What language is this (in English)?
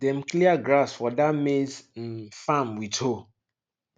Nigerian Pidgin